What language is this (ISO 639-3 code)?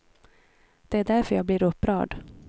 swe